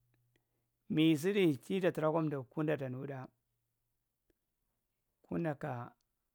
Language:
Marghi Central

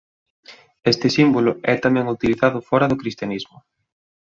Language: Galician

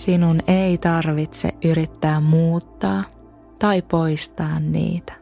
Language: Finnish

